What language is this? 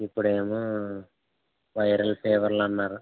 Telugu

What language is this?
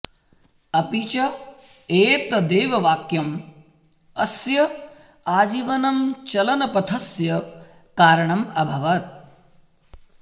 Sanskrit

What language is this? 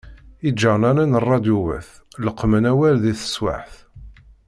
Kabyle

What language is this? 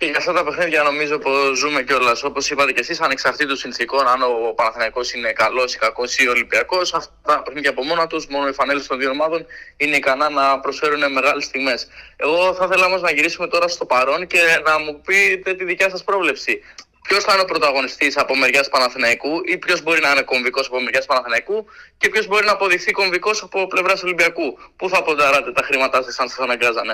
Greek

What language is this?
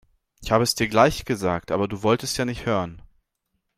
German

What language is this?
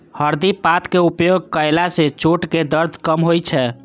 Maithili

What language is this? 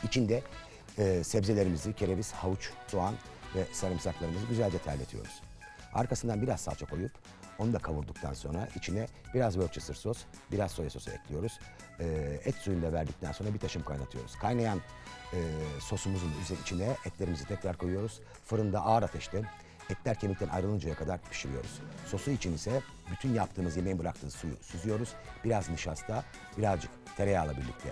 Turkish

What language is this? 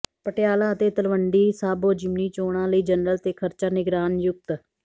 Punjabi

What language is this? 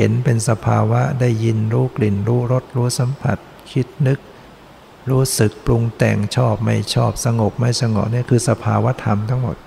Thai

